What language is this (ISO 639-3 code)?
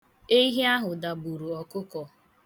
ibo